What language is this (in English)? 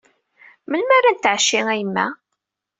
Kabyle